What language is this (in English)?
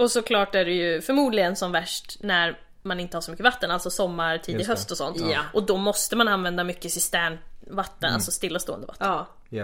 Swedish